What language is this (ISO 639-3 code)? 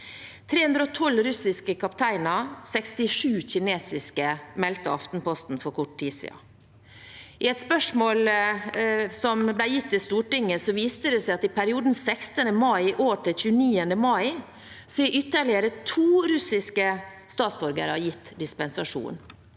nor